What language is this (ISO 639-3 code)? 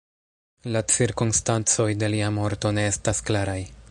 epo